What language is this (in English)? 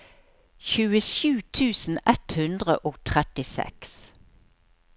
Norwegian